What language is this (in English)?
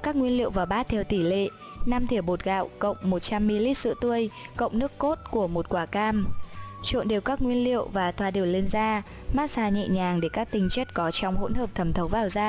Vietnamese